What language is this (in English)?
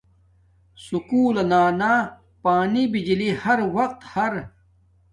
Domaaki